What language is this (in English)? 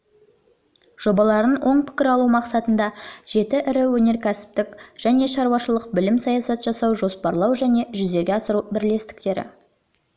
Kazakh